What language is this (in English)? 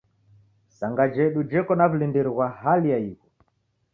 Taita